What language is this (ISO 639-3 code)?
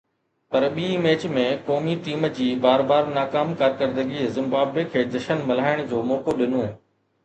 snd